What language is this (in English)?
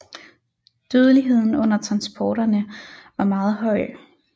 Danish